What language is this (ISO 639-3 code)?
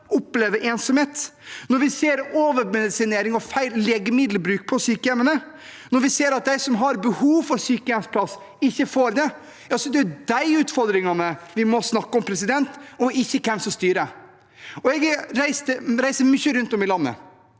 nor